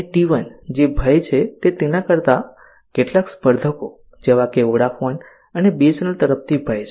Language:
Gujarati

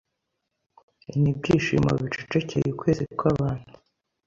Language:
Kinyarwanda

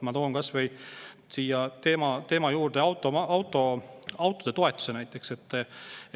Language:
Estonian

